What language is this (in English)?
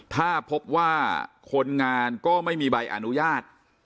Thai